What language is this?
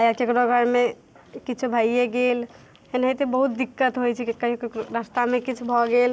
Maithili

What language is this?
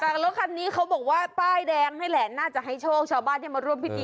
Thai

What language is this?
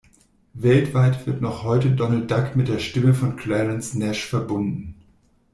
German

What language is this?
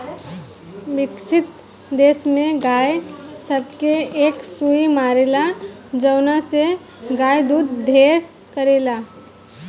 Bhojpuri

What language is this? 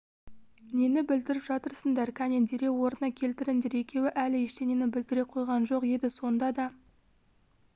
Kazakh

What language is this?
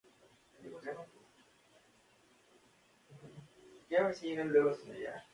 Spanish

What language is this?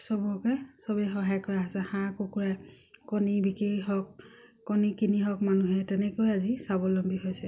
Assamese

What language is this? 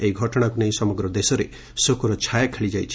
Odia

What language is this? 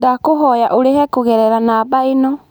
Kikuyu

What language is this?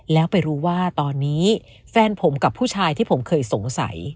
Thai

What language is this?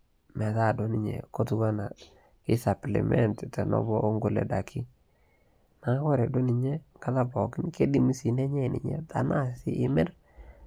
Masai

